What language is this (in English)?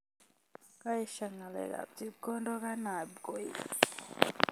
Kalenjin